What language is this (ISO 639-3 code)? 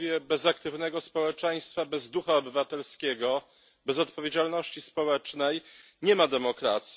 pol